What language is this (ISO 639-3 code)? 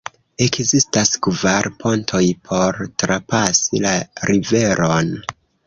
epo